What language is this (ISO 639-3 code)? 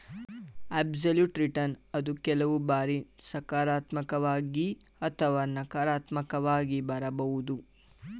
kan